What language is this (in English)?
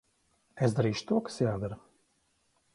Latvian